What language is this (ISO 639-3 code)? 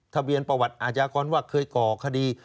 tha